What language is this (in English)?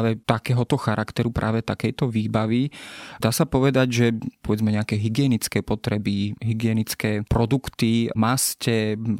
Slovak